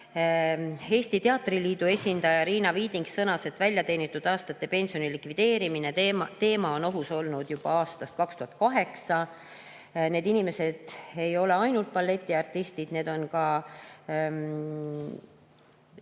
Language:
Estonian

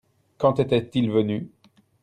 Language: French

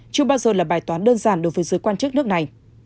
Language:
Vietnamese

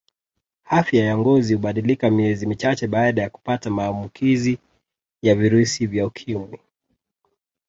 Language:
Swahili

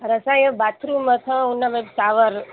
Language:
Sindhi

